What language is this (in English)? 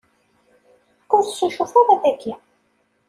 Kabyle